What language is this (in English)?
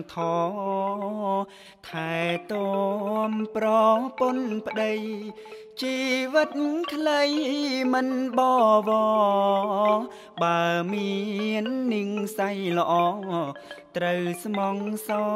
Thai